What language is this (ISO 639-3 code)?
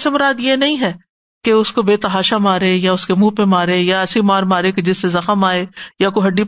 urd